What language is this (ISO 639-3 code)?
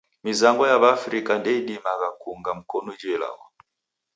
dav